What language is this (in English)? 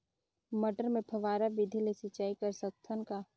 Chhattisgarhi